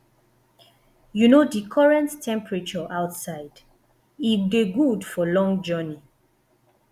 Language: Nigerian Pidgin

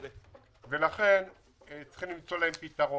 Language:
Hebrew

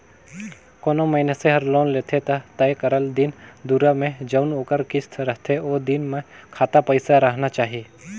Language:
Chhattisgarhi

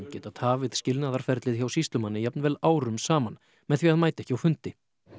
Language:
Icelandic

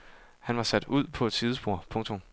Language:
Danish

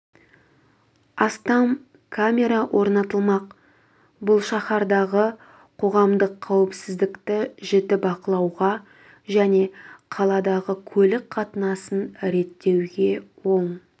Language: Kazakh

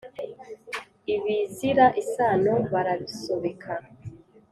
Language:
Kinyarwanda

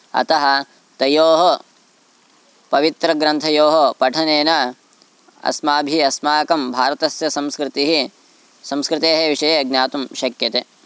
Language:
Sanskrit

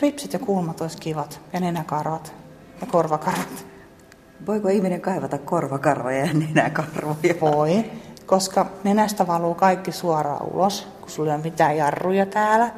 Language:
Finnish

